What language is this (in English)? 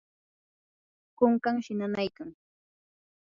Yanahuanca Pasco Quechua